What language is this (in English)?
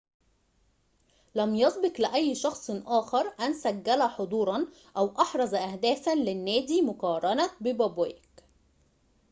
Arabic